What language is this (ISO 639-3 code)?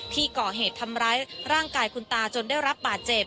tha